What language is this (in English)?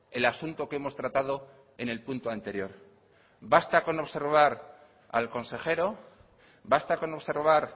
Spanish